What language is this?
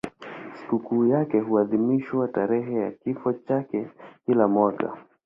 Swahili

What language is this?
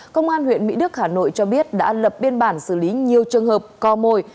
Vietnamese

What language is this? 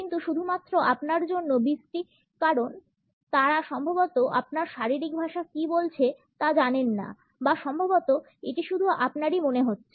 Bangla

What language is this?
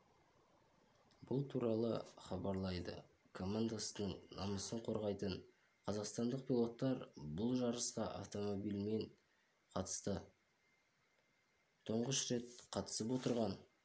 Kazakh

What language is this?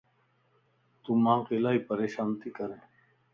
Lasi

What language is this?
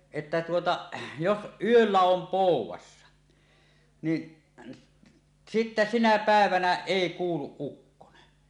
Finnish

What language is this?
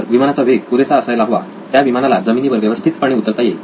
Marathi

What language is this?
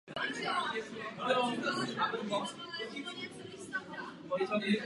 Czech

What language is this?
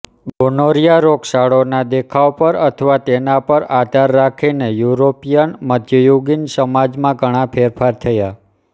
Gujarati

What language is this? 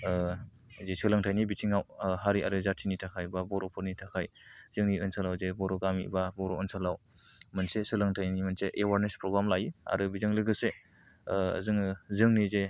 Bodo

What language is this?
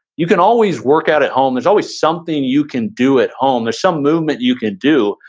English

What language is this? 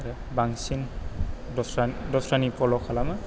Bodo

